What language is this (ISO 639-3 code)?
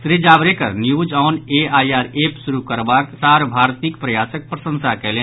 mai